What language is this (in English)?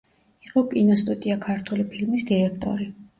Georgian